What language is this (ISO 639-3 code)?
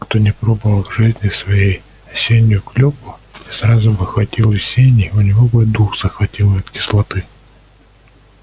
rus